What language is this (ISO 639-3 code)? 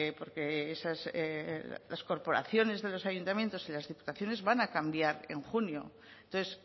spa